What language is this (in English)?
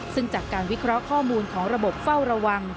Thai